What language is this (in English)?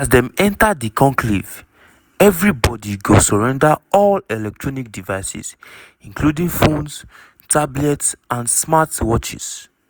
Nigerian Pidgin